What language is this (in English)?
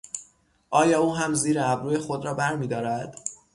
Persian